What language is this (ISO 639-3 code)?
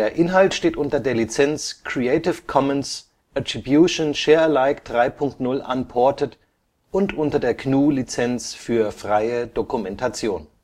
deu